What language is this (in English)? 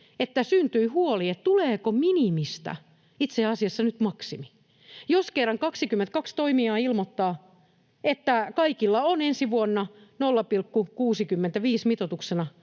Finnish